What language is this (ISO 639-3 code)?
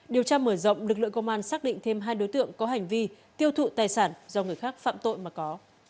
vie